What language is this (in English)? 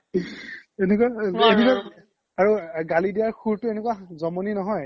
Assamese